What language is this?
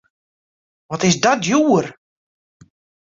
Western Frisian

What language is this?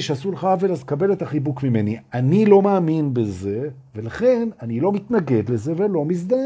Hebrew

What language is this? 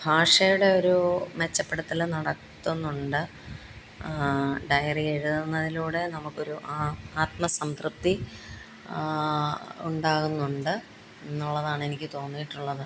Malayalam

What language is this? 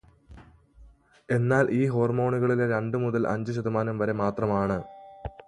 Malayalam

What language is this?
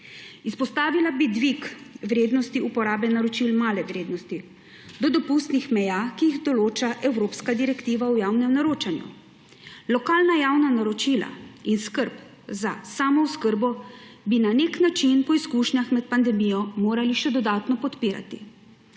Slovenian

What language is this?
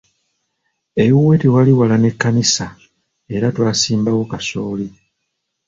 Ganda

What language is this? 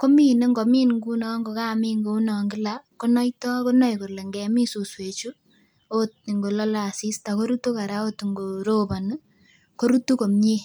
Kalenjin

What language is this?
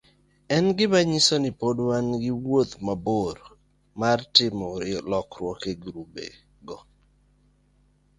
Luo (Kenya and Tanzania)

